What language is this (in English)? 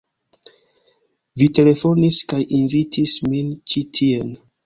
Esperanto